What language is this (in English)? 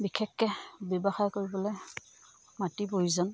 Assamese